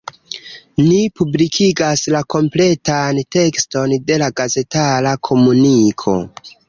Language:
Esperanto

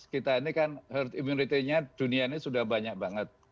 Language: Indonesian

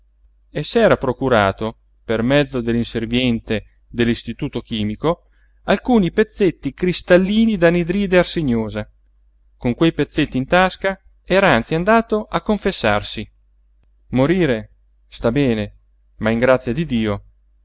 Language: Italian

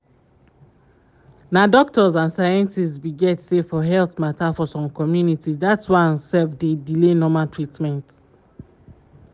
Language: Nigerian Pidgin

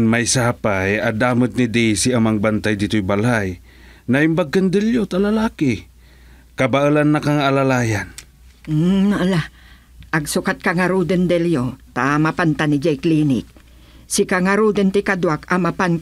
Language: Filipino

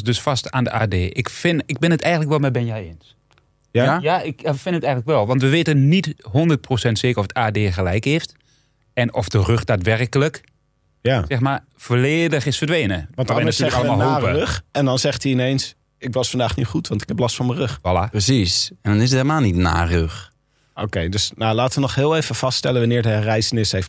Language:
Dutch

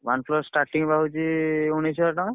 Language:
Odia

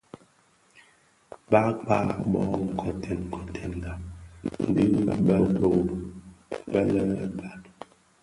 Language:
Bafia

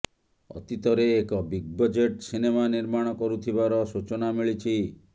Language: Odia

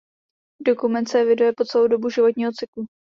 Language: Czech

